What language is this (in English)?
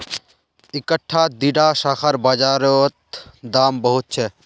Magahi